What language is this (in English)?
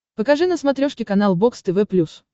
Russian